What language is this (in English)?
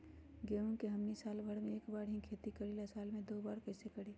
Magahi